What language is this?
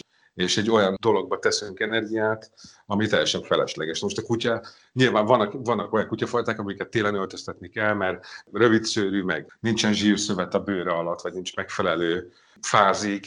Hungarian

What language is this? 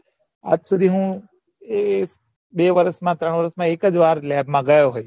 Gujarati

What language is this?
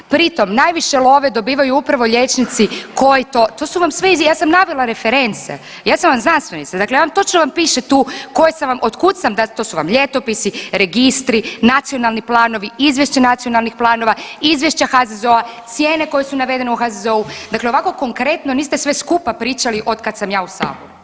Croatian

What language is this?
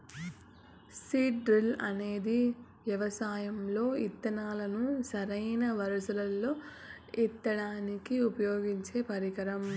Telugu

